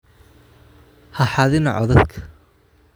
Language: Somali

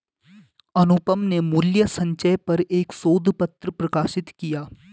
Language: Hindi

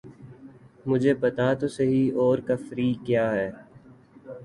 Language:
Urdu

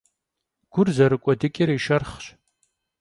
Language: Kabardian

